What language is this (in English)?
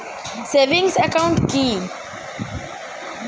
Bangla